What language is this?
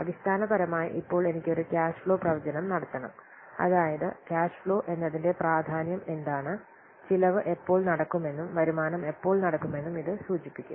Malayalam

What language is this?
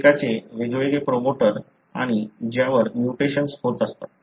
Marathi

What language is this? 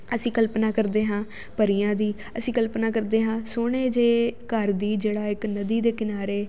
Punjabi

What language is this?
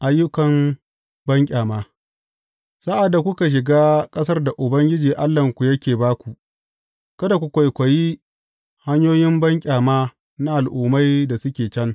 Hausa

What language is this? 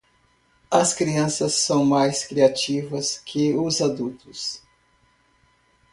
Portuguese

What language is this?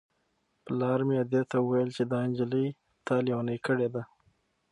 Pashto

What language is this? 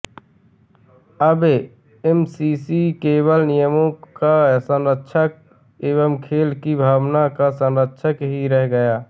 Hindi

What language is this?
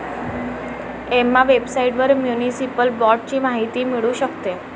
Marathi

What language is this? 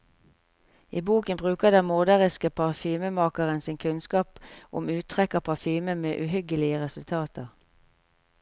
Norwegian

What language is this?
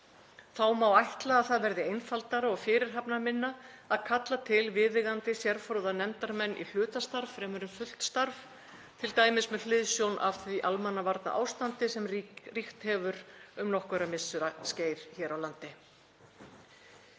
Icelandic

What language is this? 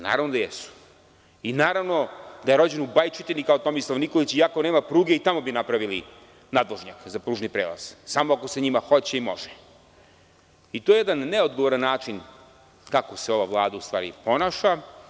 Serbian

